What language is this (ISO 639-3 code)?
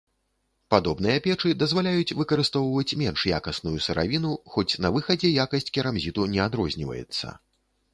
bel